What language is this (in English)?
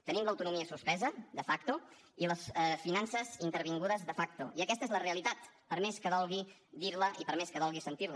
Catalan